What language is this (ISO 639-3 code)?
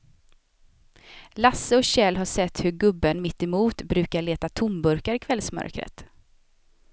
swe